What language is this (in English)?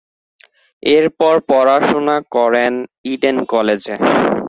Bangla